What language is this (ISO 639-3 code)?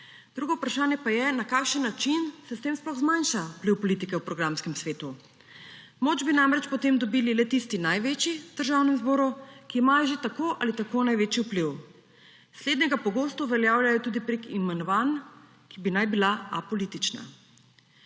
slv